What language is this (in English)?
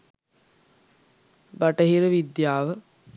Sinhala